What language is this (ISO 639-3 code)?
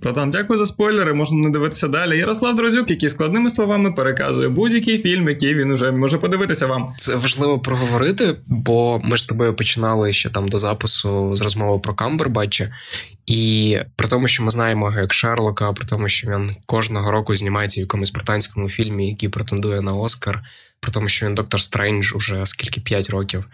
ukr